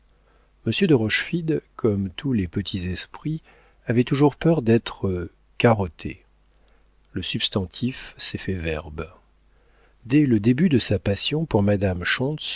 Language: French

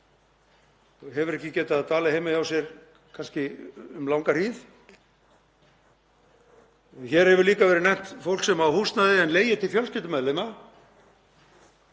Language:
Icelandic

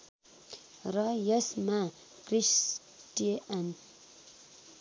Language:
Nepali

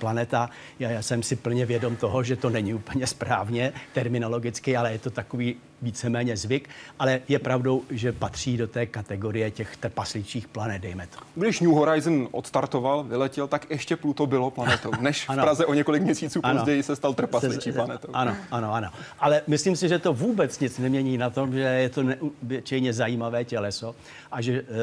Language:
Czech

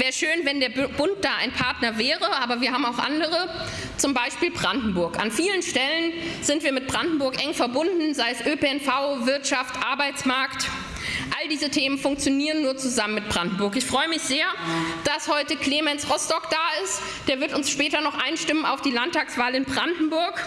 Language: German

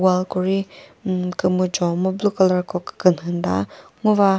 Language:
Chokri Naga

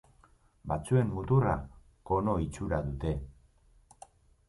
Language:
Basque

